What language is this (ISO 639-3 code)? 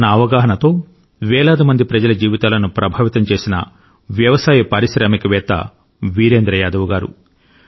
tel